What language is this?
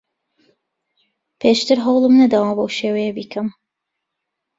Central Kurdish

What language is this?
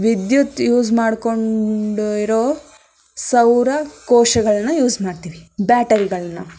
Kannada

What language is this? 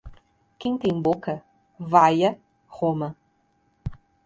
Portuguese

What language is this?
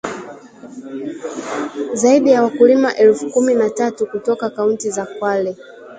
Swahili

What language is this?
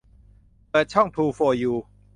Thai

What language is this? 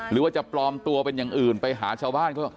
Thai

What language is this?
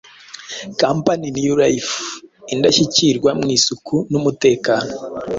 Kinyarwanda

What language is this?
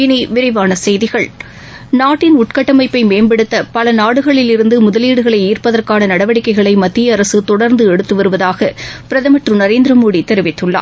Tamil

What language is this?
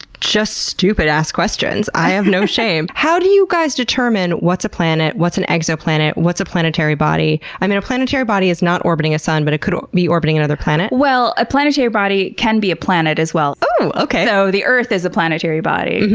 English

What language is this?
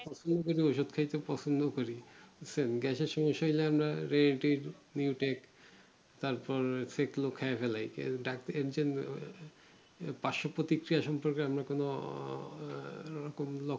Bangla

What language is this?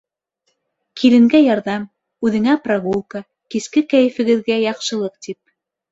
Bashkir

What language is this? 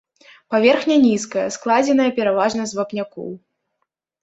Belarusian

